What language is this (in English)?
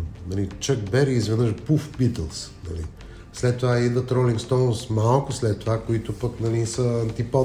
Bulgarian